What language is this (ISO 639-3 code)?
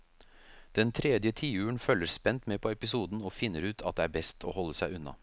nor